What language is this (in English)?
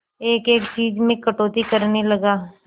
Hindi